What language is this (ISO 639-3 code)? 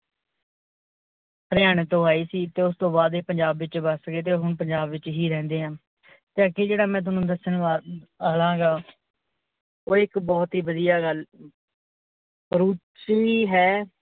pan